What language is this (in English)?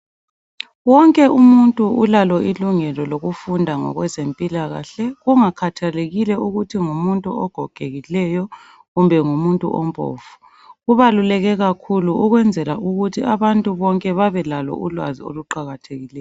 North Ndebele